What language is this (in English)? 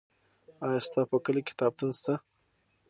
Pashto